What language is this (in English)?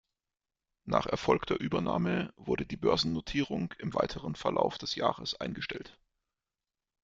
German